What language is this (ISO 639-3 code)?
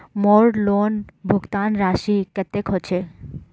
mag